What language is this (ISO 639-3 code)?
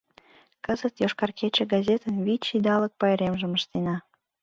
chm